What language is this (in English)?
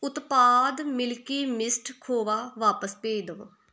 Punjabi